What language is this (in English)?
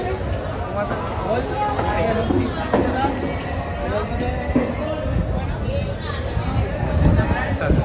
Filipino